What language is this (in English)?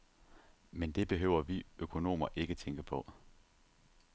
Danish